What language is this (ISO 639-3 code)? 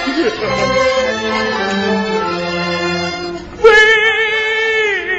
zho